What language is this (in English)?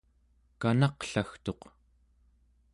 Central Yupik